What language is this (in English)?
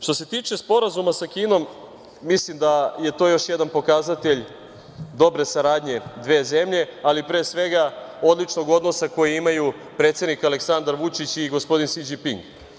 Serbian